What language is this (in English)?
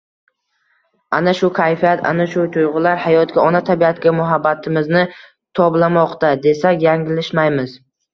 Uzbek